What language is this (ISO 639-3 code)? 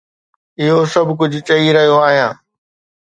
snd